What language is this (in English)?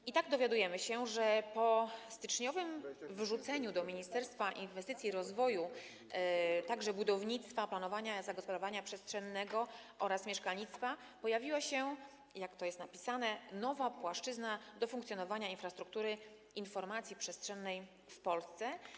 Polish